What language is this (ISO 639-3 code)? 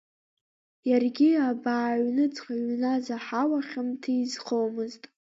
abk